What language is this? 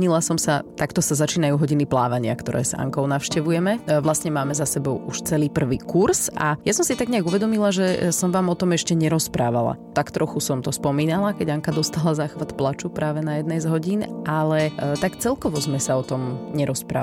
Slovak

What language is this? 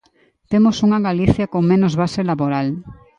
Galician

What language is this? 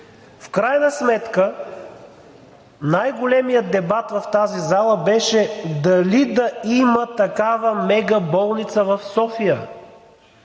Bulgarian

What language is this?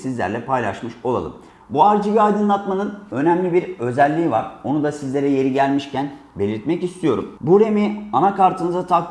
Turkish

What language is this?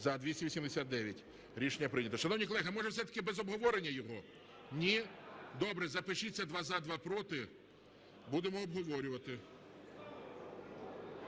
Ukrainian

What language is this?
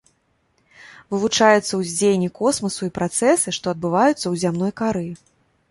Belarusian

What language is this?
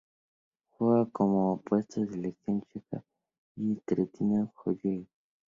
Spanish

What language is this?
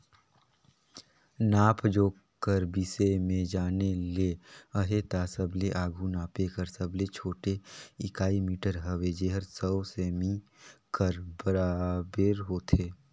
Chhattisgarhi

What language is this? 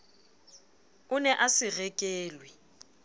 Southern Sotho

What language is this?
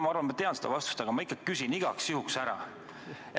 Estonian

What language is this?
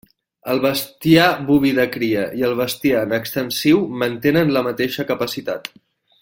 Catalan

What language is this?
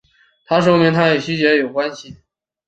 Chinese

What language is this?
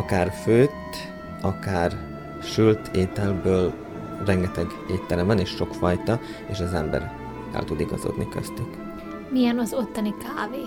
Hungarian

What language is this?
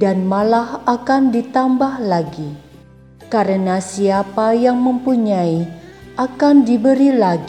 Indonesian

